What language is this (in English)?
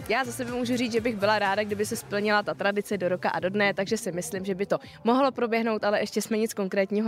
Czech